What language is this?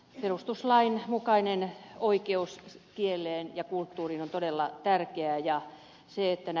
Finnish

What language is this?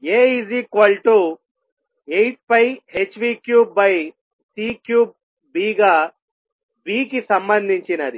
Telugu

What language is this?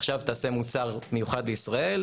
Hebrew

